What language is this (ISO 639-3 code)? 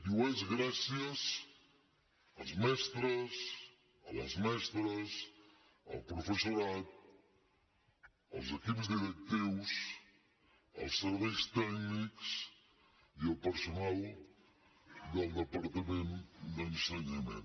cat